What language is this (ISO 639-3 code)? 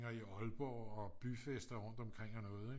dan